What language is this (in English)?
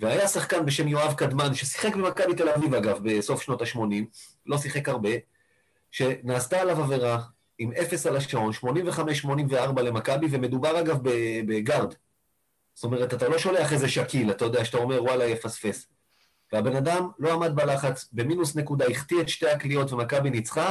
Hebrew